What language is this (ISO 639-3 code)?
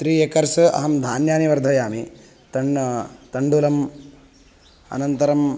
san